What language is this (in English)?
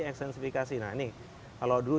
Indonesian